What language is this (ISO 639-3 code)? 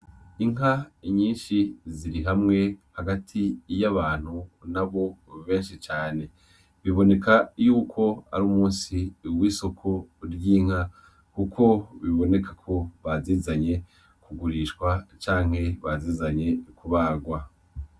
run